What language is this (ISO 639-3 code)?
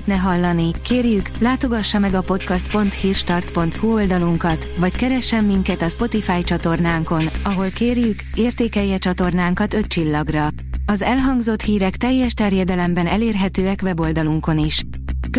hun